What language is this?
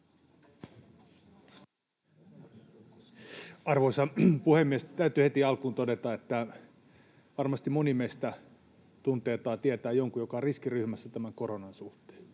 Finnish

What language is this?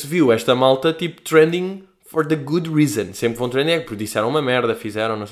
Portuguese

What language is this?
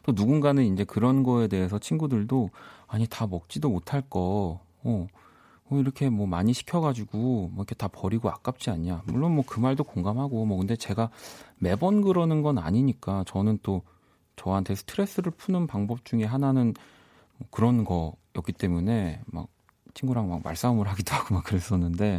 Korean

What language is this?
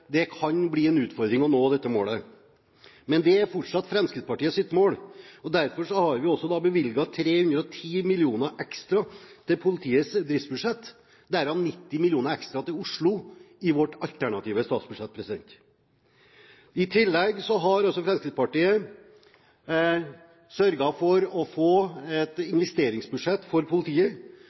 Norwegian Bokmål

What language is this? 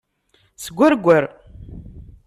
Kabyle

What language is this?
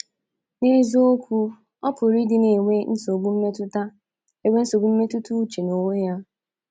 Igbo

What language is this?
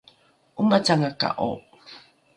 Rukai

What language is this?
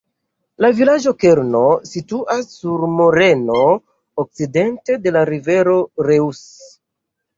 Esperanto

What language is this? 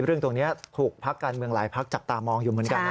Thai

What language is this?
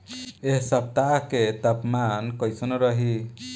Bhojpuri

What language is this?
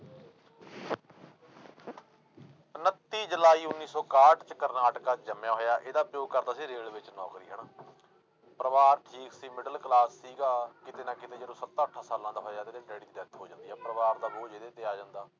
Punjabi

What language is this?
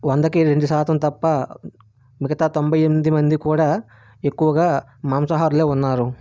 Telugu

